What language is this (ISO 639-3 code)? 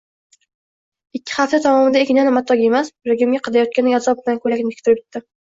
uzb